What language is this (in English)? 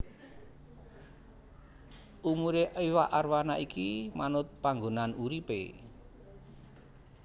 Javanese